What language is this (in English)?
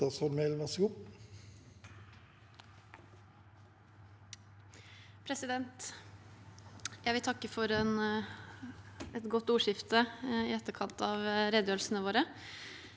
Norwegian